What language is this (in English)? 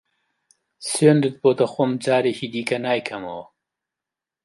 Central Kurdish